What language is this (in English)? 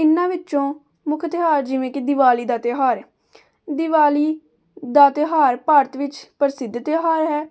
Punjabi